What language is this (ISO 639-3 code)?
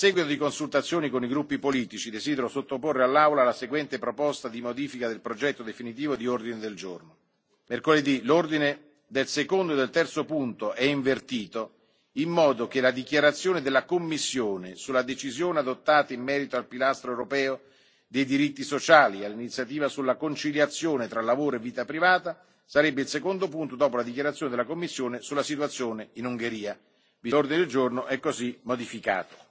ita